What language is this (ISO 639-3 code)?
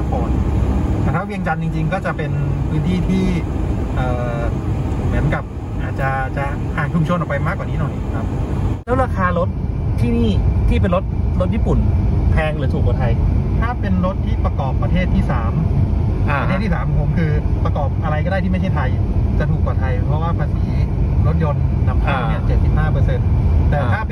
tha